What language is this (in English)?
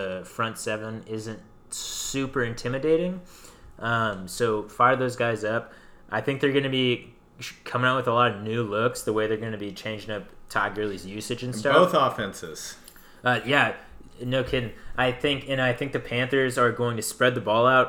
English